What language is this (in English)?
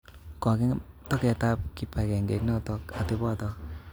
Kalenjin